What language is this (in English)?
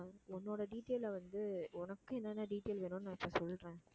Tamil